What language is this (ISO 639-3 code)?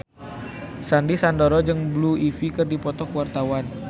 sun